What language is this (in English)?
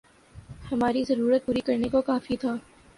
Urdu